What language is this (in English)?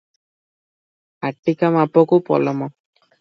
Odia